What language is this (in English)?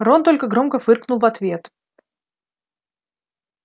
Russian